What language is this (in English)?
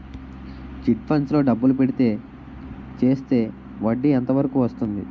Telugu